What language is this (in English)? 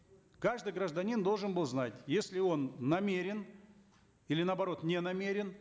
Kazakh